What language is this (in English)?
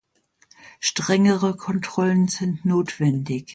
German